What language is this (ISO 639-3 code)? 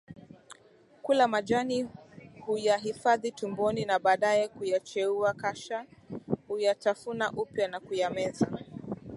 swa